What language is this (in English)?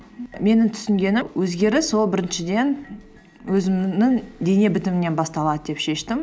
Kazakh